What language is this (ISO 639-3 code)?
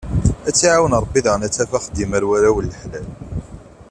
kab